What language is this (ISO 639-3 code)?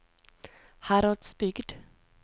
nor